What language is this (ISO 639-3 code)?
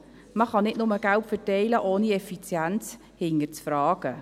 gsw